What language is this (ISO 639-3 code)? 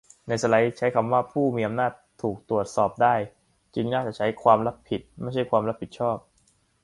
tha